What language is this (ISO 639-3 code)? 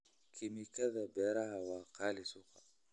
som